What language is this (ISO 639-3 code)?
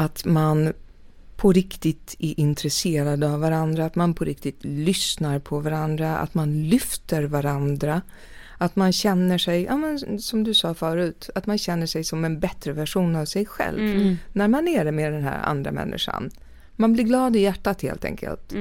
swe